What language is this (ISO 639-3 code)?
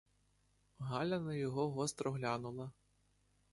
ukr